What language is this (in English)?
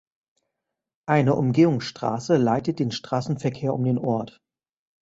German